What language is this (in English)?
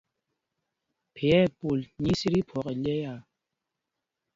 Mpumpong